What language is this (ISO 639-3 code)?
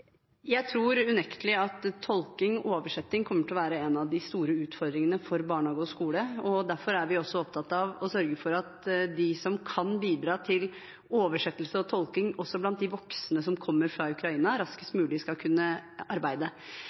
nob